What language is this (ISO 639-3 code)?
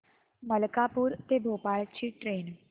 mar